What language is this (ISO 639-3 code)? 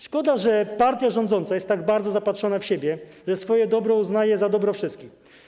pol